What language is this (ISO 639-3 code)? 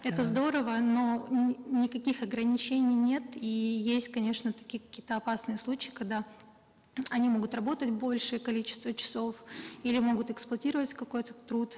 kaz